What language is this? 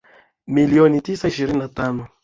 Swahili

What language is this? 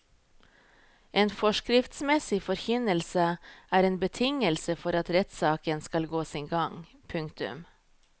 Norwegian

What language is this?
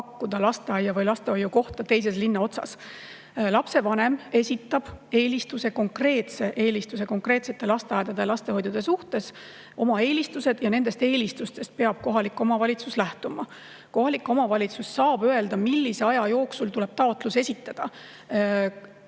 Estonian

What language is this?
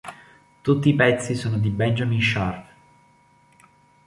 Italian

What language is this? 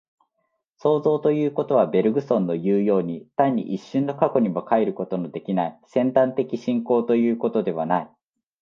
Japanese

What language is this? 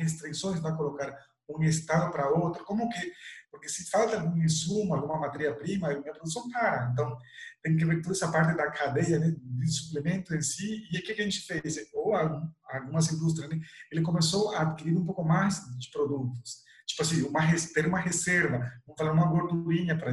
Portuguese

